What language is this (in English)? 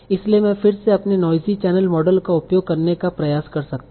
Hindi